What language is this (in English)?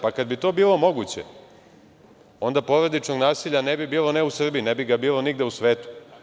Serbian